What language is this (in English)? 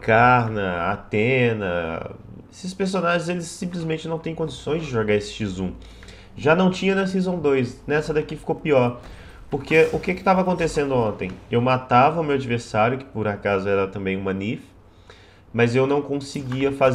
Portuguese